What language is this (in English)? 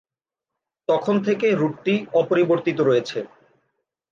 Bangla